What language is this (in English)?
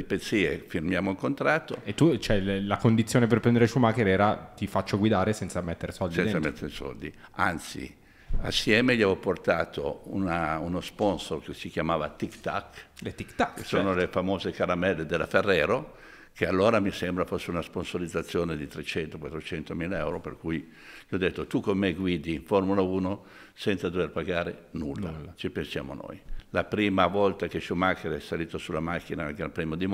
Italian